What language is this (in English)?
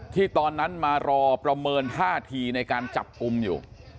Thai